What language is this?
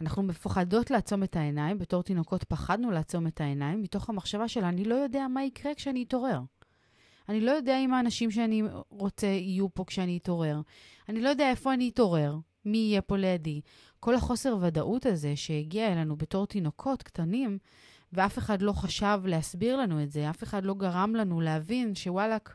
Hebrew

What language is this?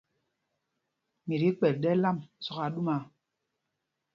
Mpumpong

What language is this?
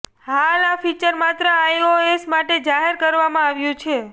Gujarati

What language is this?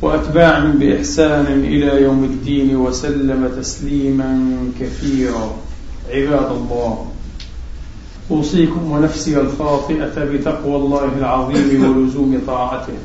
Arabic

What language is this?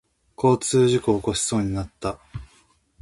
Japanese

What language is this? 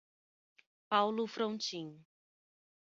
Portuguese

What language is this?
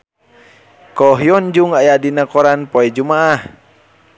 Sundanese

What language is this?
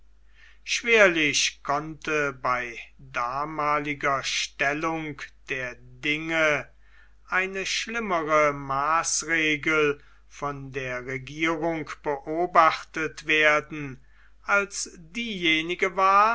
German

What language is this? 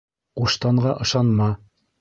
Bashkir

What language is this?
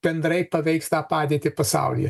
Lithuanian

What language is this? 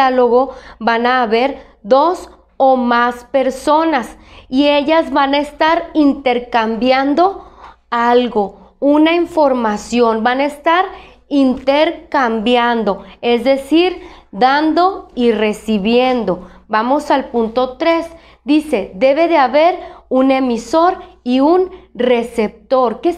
Spanish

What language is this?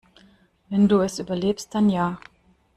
German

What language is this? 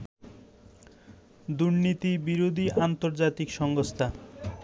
Bangla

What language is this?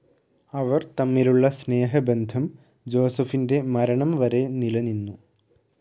Malayalam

